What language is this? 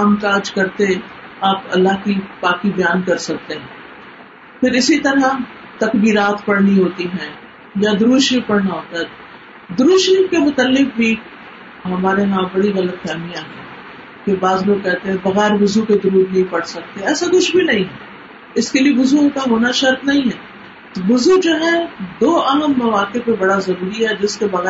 Urdu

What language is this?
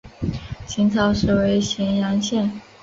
Chinese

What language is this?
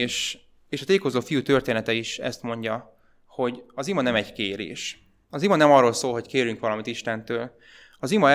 Hungarian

